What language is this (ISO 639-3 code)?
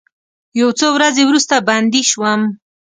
pus